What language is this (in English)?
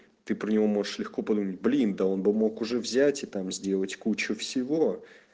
Russian